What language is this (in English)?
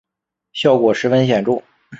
Chinese